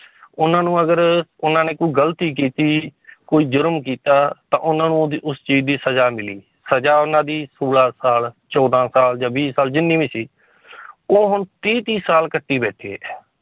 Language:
Punjabi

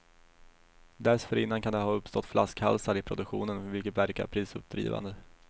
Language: Swedish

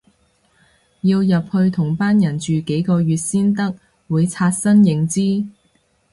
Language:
Cantonese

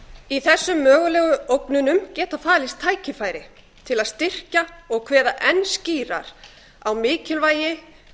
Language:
Icelandic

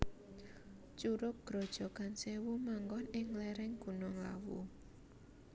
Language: Javanese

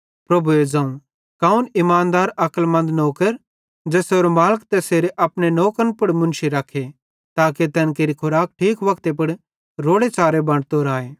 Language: Bhadrawahi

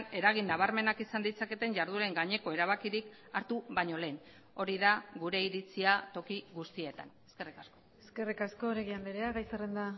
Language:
Basque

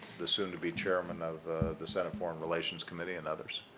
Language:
English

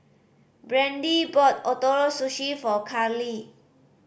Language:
English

